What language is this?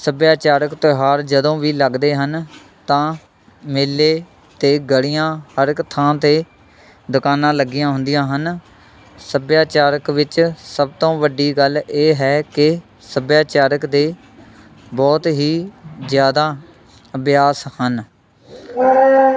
Punjabi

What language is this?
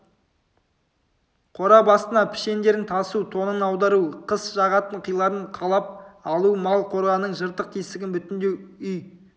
Kazakh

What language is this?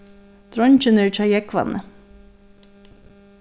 Faroese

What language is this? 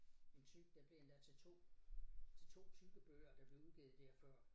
Danish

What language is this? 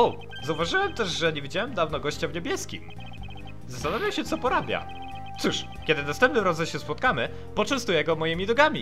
Polish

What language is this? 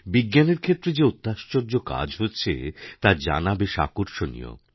Bangla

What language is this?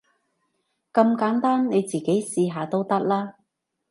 Cantonese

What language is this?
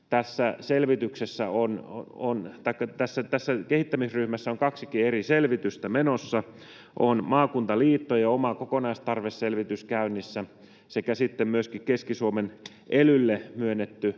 Finnish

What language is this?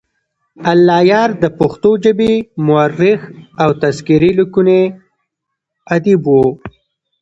Pashto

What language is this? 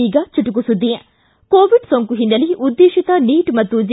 Kannada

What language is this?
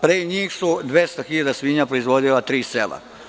Serbian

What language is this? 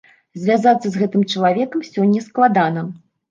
Belarusian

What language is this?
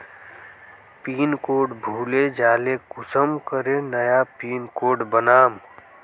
Magahi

